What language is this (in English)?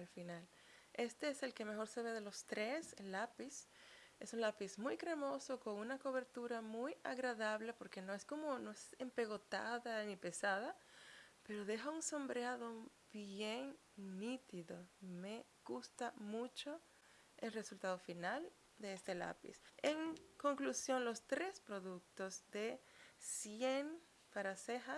Spanish